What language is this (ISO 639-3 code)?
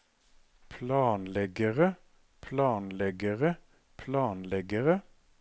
nor